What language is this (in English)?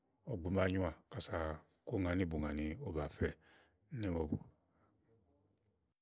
Igo